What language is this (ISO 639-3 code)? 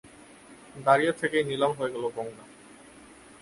ben